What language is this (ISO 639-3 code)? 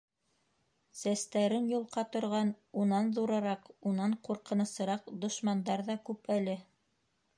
bak